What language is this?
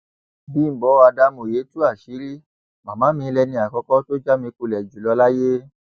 Yoruba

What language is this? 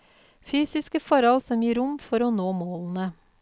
Norwegian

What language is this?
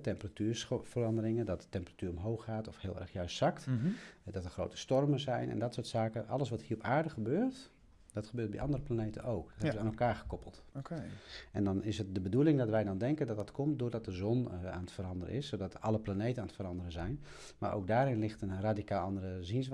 Dutch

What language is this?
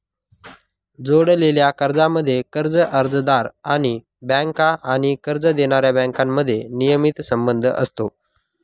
Marathi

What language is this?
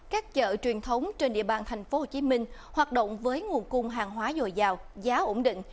Vietnamese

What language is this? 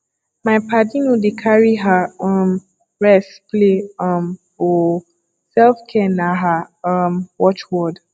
Nigerian Pidgin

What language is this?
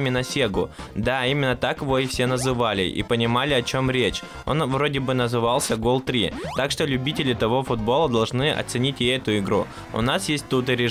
Russian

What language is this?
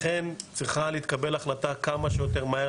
Hebrew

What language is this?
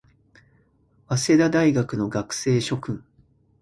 Japanese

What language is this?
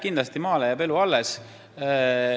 Estonian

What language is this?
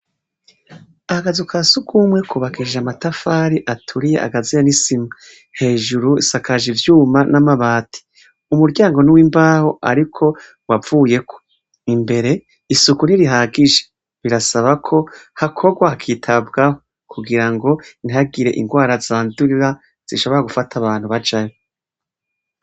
Rundi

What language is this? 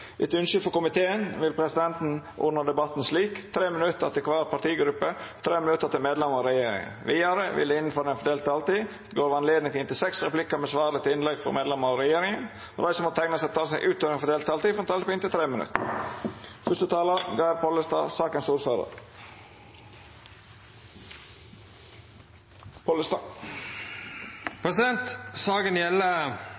Norwegian Nynorsk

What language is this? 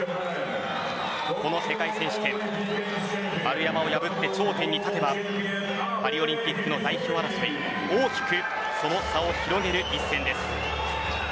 Japanese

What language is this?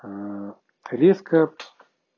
Russian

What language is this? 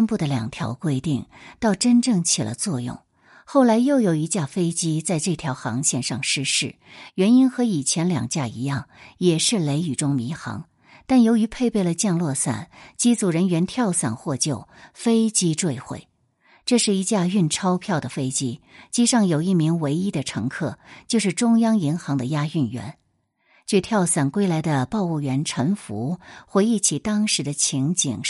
Chinese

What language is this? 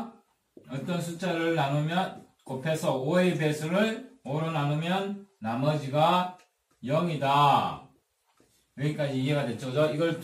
Korean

